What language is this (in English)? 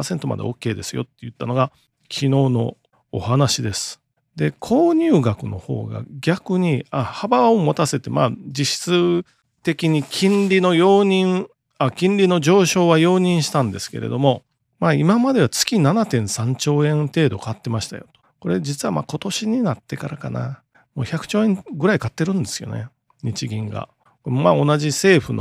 Japanese